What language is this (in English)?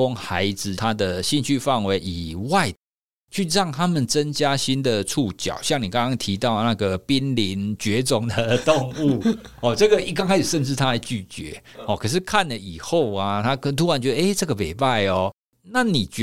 Chinese